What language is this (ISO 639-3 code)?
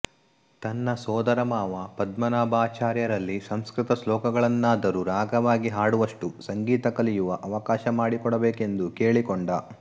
kan